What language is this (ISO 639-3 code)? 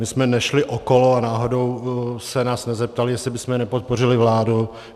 ces